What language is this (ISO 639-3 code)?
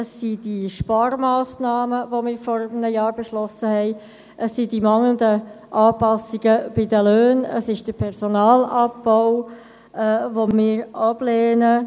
gsw